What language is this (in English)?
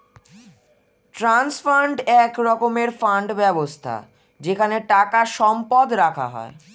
Bangla